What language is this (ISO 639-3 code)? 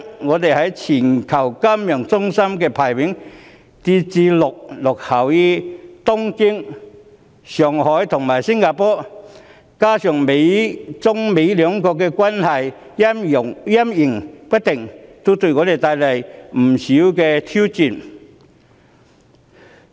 yue